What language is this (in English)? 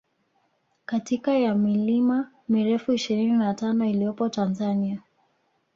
Swahili